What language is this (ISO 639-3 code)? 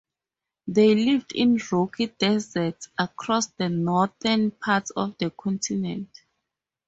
eng